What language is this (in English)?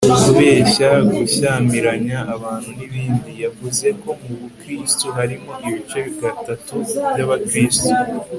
Kinyarwanda